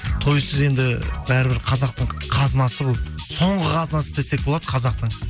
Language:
Kazakh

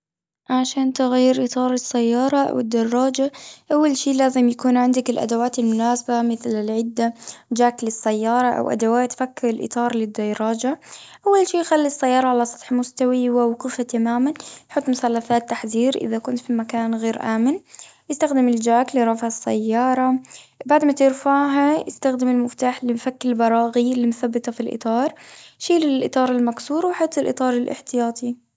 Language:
Gulf Arabic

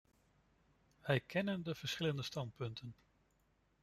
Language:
Dutch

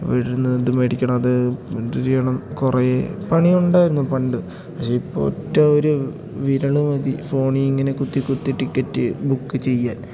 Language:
Malayalam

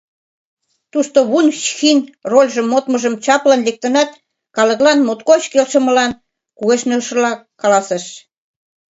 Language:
Mari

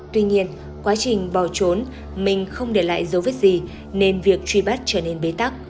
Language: Vietnamese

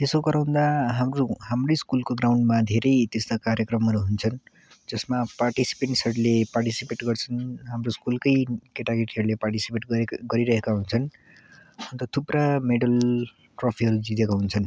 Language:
Nepali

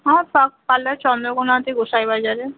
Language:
Bangla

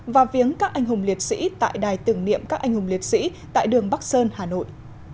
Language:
Vietnamese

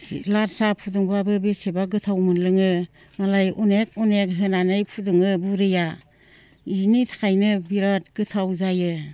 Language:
Bodo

